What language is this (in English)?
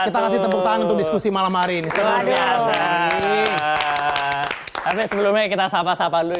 Indonesian